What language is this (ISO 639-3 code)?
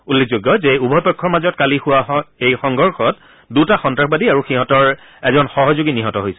asm